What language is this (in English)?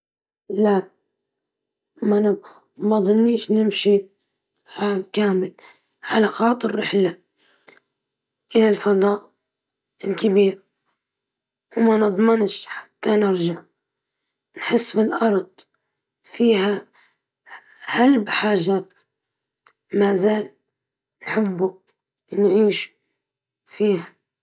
Libyan Arabic